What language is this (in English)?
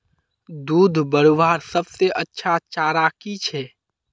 Magahi